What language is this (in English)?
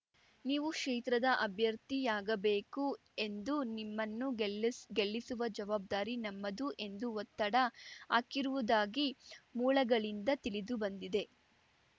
Kannada